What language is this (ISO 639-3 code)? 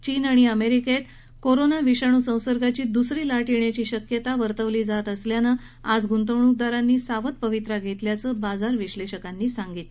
mar